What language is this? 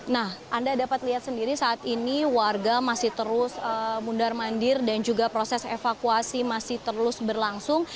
Indonesian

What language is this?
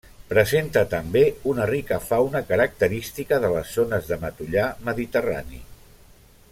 Catalan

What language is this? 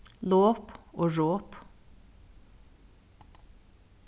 Faroese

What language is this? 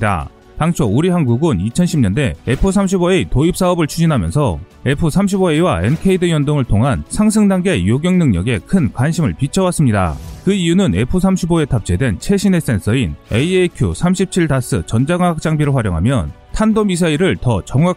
Korean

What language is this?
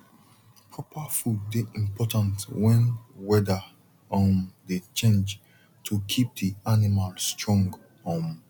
Nigerian Pidgin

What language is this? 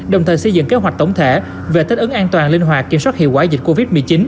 Vietnamese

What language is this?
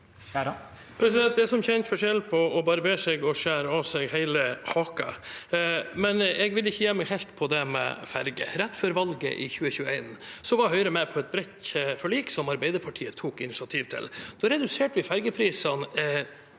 Norwegian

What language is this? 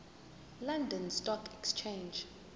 Zulu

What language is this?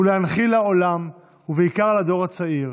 Hebrew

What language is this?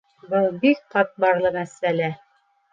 Bashkir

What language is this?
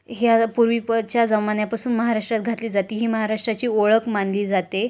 Marathi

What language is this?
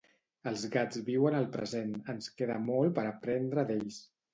Catalan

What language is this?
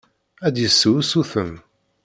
Kabyle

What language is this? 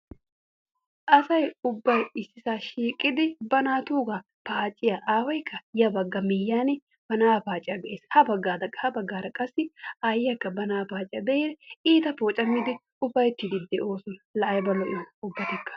Wolaytta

